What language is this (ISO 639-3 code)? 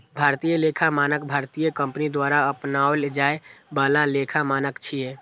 mai